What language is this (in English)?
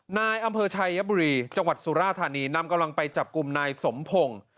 Thai